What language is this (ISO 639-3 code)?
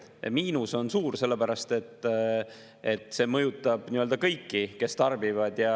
est